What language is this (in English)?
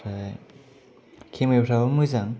Bodo